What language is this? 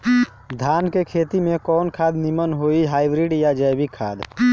Bhojpuri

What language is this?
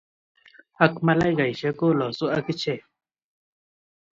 Kalenjin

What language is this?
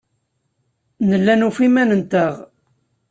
Kabyle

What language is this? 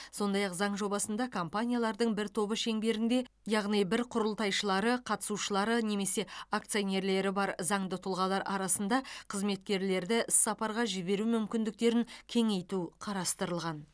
Kazakh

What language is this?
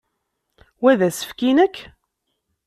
Kabyle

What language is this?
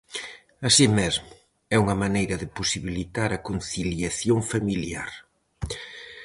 Galician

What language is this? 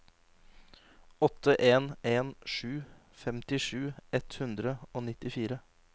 Norwegian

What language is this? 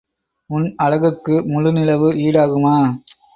Tamil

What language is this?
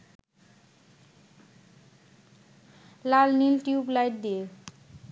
Bangla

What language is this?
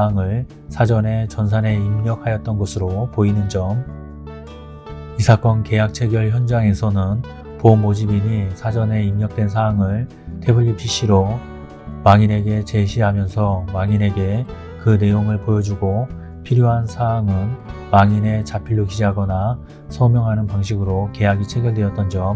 Korean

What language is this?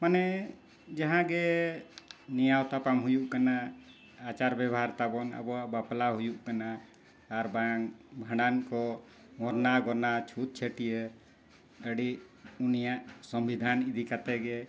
Santali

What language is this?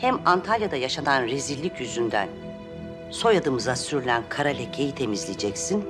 Turkish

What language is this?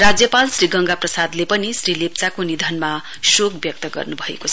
Nepali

